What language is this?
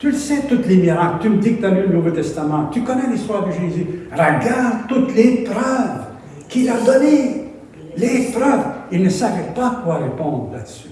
French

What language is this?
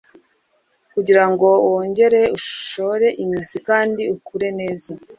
Kinyarwanda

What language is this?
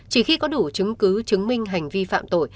Vietnamese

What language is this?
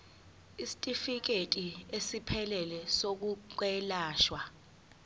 Zulu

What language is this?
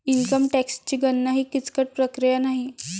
Marathi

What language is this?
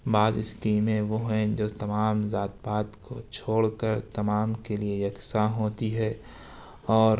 Urdu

